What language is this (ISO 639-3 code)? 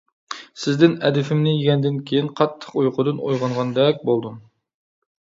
uig